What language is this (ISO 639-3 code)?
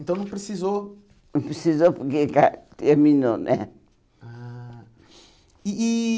por